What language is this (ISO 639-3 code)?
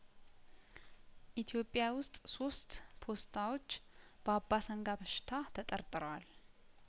amh